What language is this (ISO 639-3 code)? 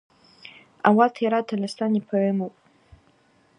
abq